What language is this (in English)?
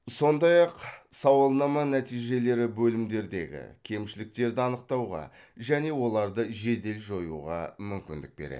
Kazakh